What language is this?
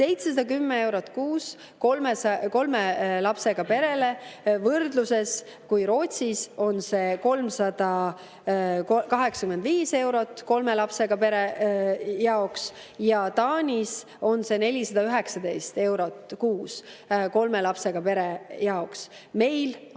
Estonian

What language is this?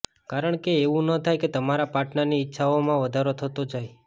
Gujarati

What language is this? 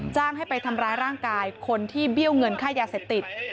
Thai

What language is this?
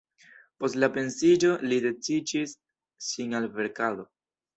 Esperanto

